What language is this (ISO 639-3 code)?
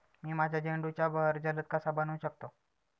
mar